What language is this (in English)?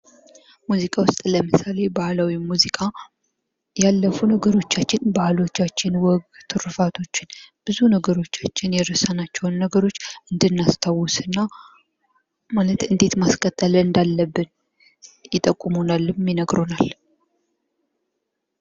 Amharic